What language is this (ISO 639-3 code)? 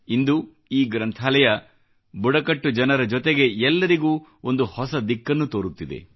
kan